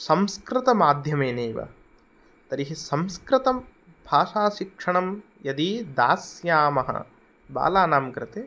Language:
Sanskrit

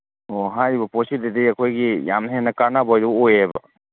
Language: Manipuri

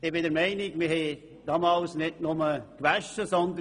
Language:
Swiss German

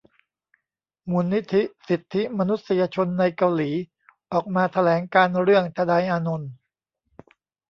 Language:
Thai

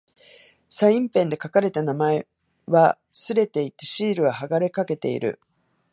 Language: Japanese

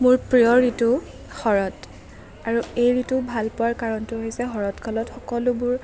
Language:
Assamese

